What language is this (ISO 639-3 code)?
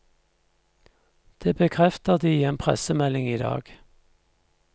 nor